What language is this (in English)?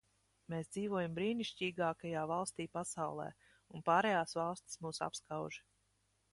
Latvian